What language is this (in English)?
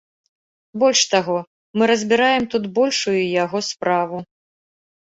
Belarusian